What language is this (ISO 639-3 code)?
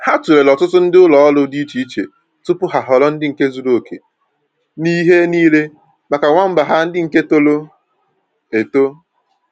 ibo